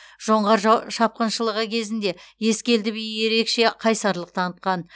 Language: Kazakh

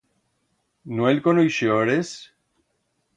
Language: Aragonese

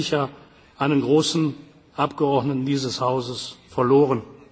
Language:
German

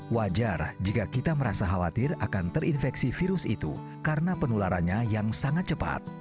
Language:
Indonesian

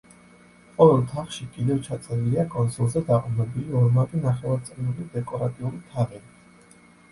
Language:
Georgian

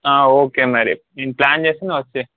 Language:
Telugu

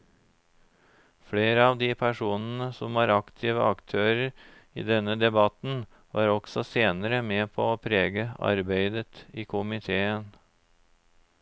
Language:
Norwegian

